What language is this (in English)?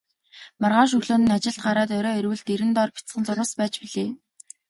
Mongolian